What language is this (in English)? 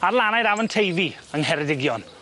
Welsh